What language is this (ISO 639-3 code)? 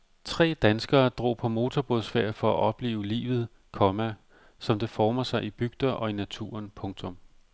dan